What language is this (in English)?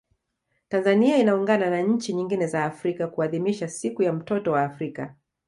Swahili